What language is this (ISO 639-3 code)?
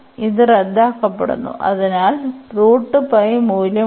mal